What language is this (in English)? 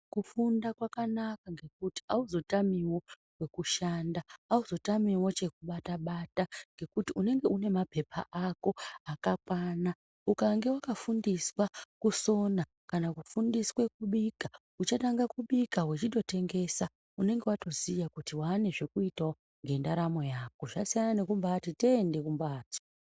Ndau